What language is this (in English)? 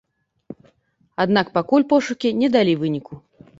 Belarusian